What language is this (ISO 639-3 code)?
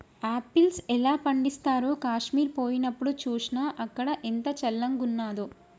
tel